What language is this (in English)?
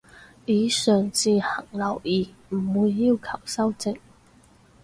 Cantonese